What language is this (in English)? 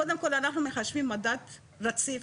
Hebrew